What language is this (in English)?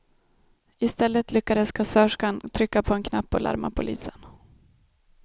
Swedish